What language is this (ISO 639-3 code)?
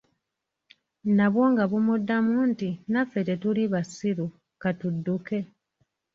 lug